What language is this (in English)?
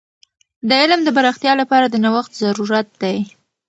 Pashto